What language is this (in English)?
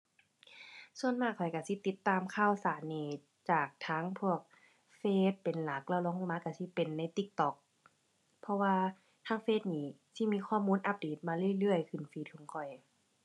Thai